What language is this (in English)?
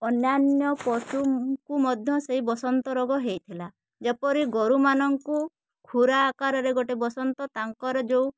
Odia